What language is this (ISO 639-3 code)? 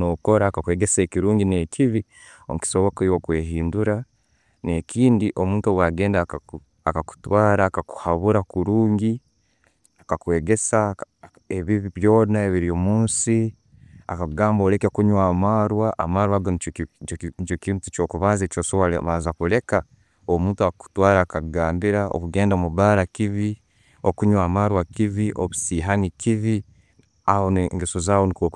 ttj